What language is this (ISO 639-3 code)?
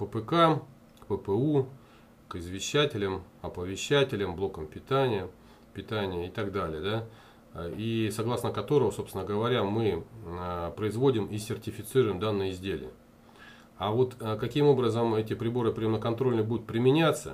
rus